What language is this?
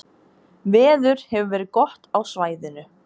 Icelandic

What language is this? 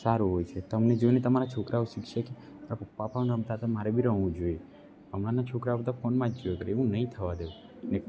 Gujarati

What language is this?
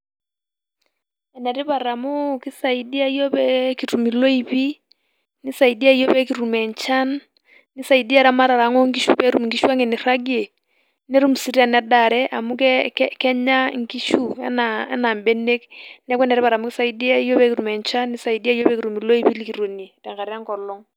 Masai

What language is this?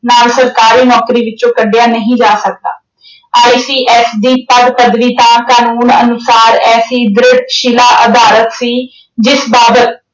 Punjabi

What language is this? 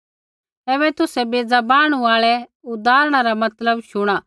Kullu Pahari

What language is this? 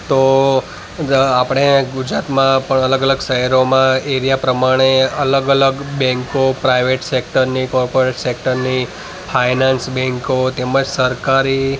Gujarati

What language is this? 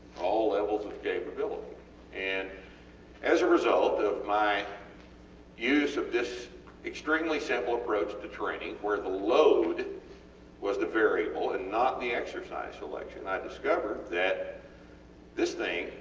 English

